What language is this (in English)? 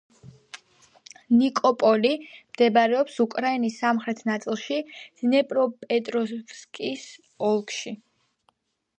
Georgian